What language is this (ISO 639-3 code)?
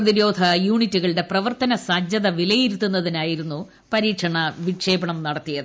mal